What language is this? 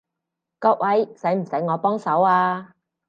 Cantonese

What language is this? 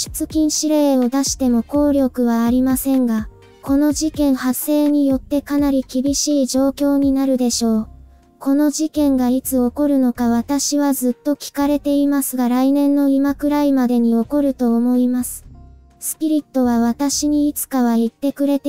Japanese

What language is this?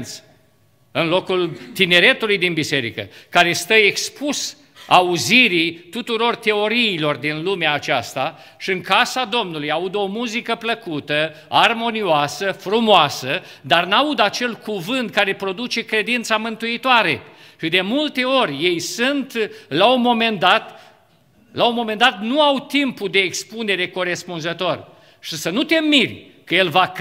Romanian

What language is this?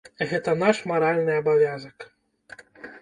Belarusian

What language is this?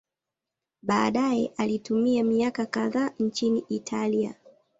Swahili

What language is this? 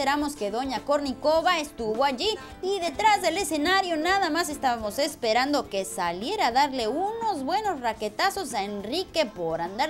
Spanish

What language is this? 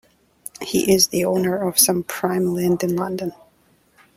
English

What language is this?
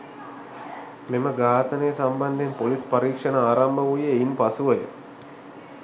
Sinhala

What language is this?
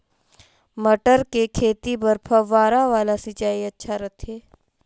Chhattisgarhi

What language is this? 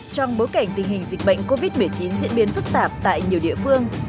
Vietnamese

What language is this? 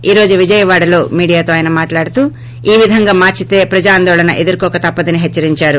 Telugu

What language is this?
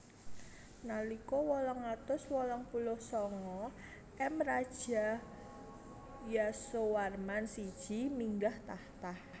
Javanese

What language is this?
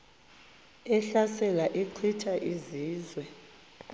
Xhosa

